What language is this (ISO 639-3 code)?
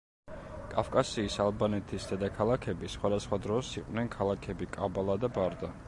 kat